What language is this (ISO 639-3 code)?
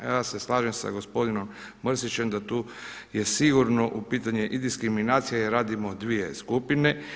hrv